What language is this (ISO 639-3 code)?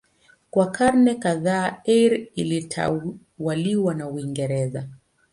swa